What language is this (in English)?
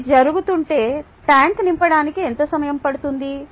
Telugu